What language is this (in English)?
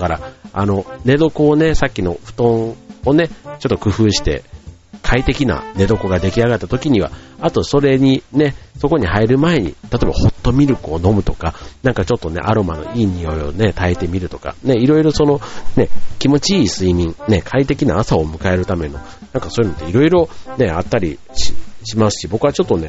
Japanese